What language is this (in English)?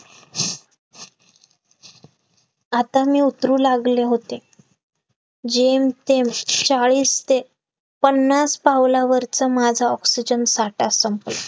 Marathi